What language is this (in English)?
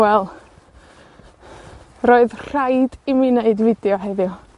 Welsh